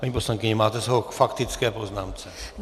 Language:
Czech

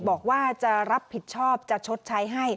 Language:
Thai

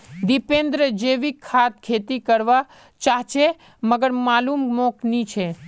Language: Magahi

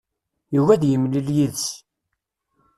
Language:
Kabyle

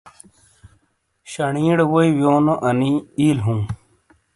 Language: Shina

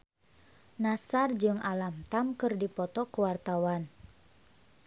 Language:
Sundanese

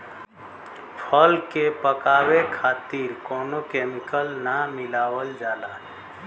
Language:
Bhojpuri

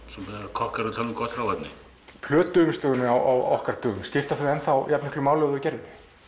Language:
Icelandic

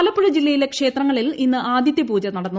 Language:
Malayalam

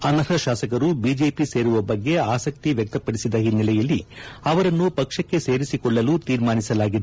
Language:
Kannada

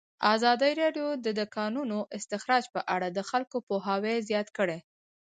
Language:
Pashto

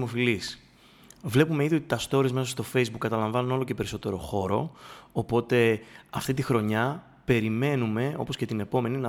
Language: Greek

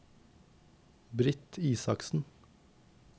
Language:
Norwegian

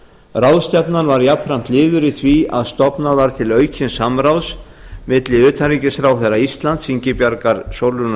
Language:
Icelandic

